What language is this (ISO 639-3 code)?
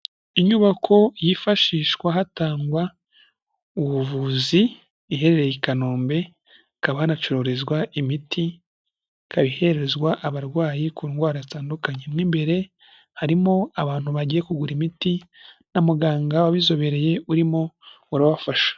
kin